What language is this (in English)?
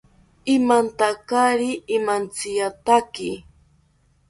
South Ucayali Ashéninka